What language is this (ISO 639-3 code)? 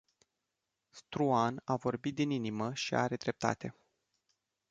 ron